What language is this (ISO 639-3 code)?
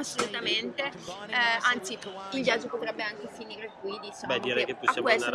ita